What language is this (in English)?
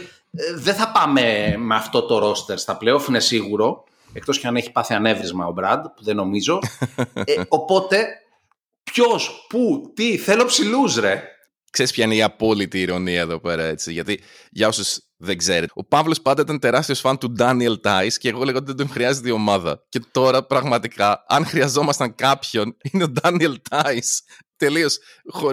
Greek